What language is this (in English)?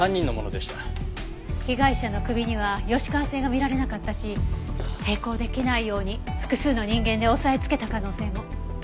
Japanese